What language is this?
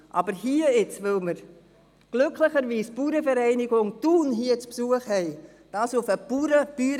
Swiss German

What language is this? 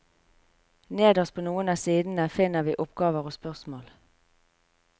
Norwegian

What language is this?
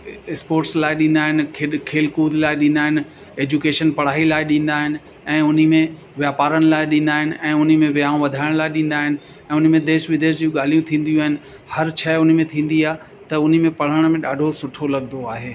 Sindhi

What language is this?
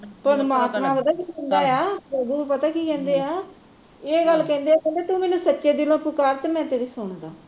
Punjabi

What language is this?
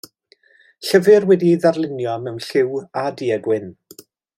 Welsh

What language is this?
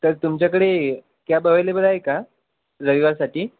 Marathi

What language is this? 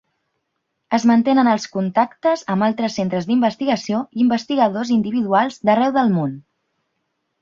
Catalan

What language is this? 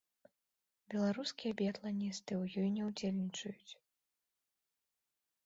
Belarusian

